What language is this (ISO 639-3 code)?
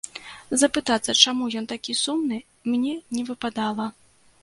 bel